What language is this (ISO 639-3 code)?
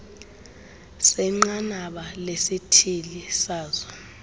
xho